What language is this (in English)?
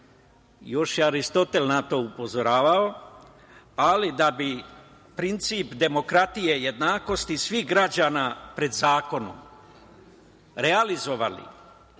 Serbian